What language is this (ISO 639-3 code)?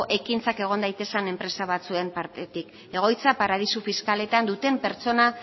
eus